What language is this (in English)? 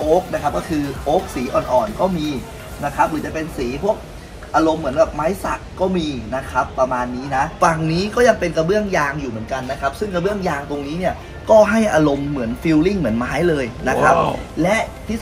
Thai